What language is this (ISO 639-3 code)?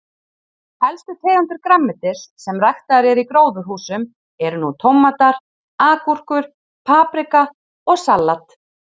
isl